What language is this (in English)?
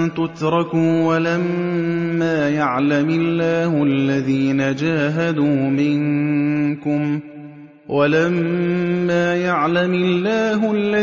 Arabic